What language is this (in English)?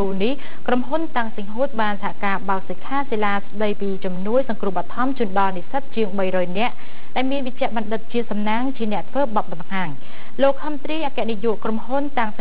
English